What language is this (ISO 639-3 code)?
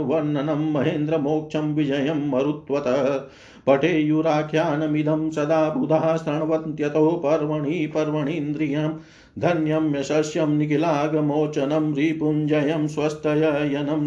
hin